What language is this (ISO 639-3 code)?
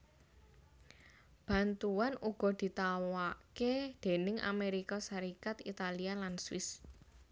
jav